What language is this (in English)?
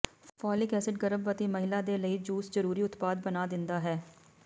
Punjabi